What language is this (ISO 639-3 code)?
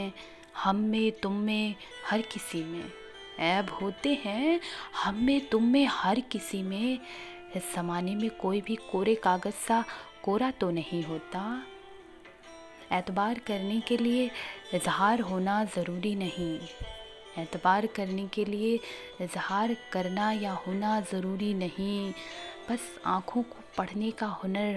hin